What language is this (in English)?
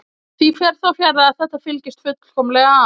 Icelandic